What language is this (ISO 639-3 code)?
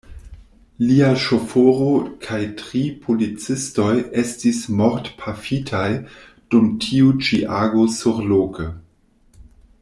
epo